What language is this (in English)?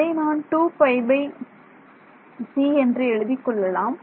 Tamil